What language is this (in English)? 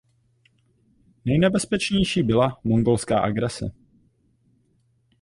Czech